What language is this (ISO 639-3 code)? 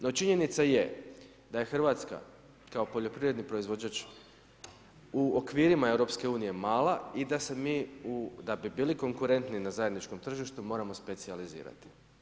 hrv